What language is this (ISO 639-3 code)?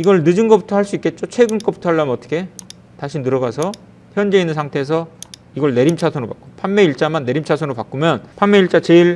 kor